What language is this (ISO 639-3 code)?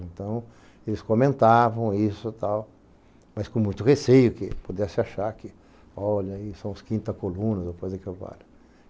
por